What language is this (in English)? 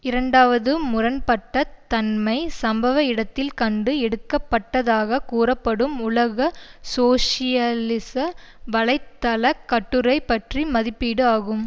Tamil